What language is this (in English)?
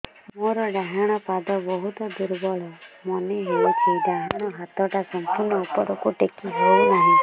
Odia